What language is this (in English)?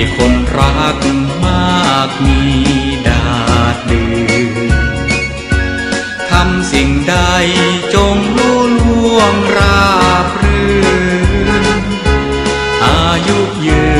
Thai